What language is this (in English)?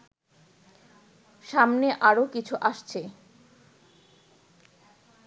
Bangla